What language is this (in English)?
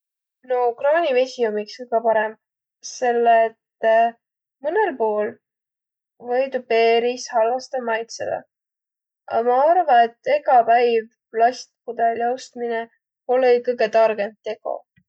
Võro